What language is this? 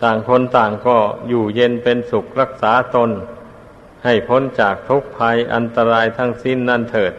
Thai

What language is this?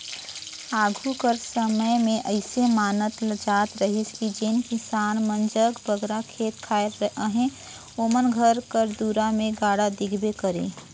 Chhattisgarhi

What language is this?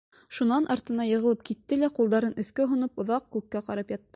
Bashkir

